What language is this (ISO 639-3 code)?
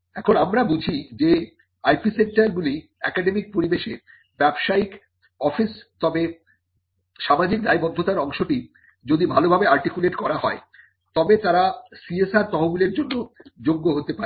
ben